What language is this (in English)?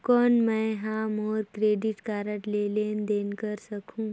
Chhattisgarhi